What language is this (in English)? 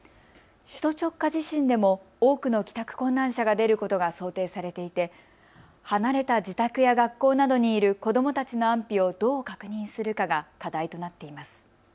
Japanese